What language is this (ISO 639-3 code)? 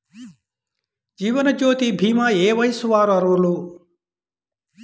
tel